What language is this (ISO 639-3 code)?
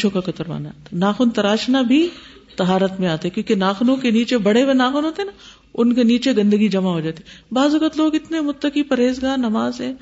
urd